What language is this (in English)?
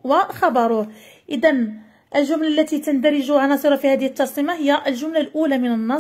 Arabic